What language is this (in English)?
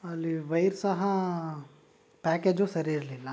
Kannada